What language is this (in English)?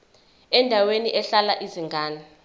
Zulu